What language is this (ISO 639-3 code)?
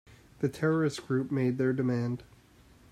eng